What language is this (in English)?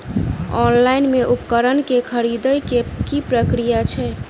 Maithili